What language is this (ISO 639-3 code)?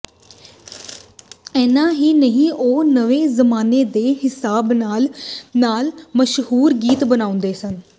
pan